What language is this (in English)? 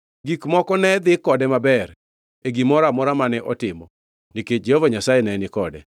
Luo (Kenya and Tanzania)